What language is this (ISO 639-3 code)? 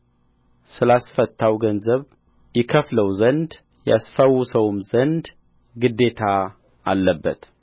amh